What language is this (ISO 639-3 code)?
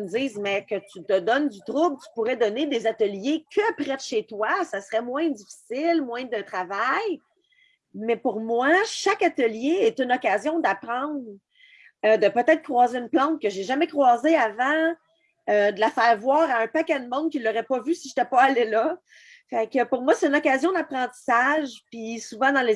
fra